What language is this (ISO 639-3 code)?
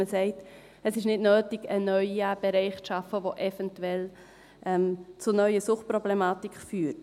gsw